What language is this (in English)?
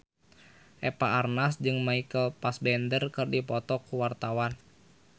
Sundanese